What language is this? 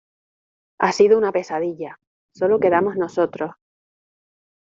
Spanish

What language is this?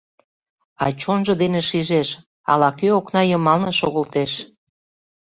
Mari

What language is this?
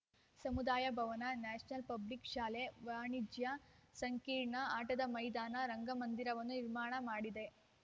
Kannada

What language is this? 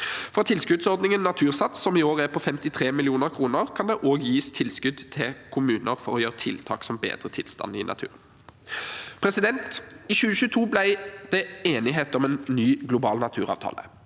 Norwegian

